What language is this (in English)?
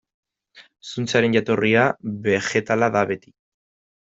Basque